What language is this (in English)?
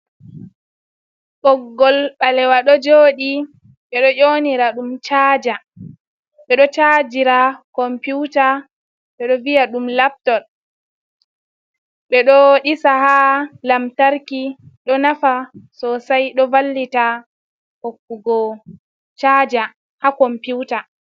Fula